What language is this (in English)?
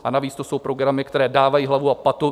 Czech